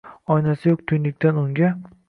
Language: Uzbek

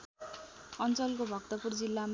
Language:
Nepali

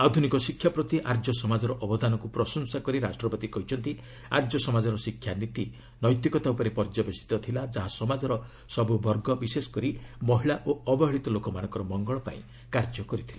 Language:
Odia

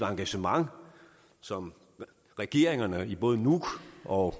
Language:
Danish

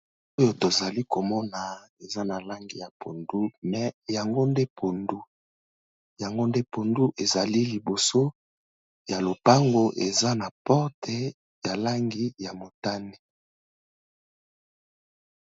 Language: Lingala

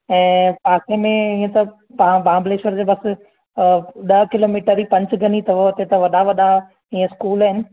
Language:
Sindhi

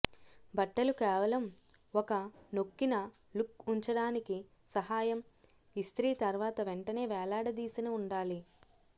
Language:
Telugu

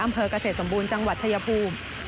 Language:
Thai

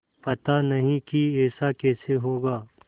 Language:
Hindi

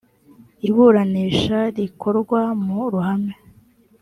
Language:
Kinyarwanda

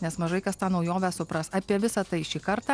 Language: Lithuanian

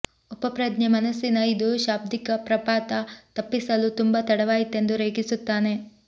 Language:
Kannada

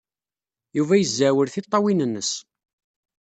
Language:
Kabyle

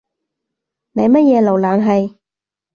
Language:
Cantonese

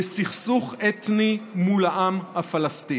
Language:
Hebrew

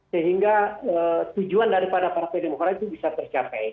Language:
Indonesian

